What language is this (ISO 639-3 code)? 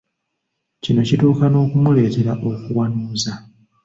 lug